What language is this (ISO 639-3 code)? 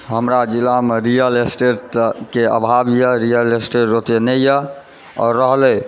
mai